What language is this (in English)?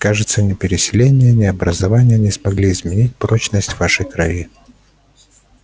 Russian